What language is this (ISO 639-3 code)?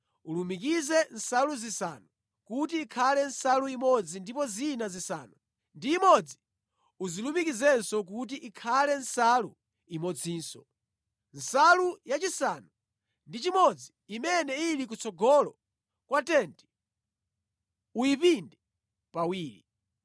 nya